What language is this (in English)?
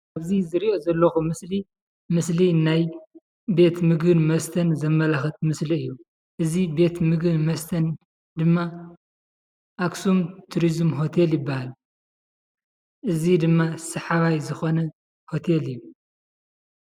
Tigrinya